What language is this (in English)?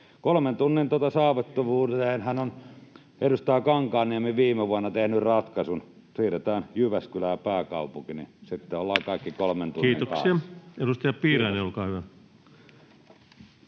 Finnish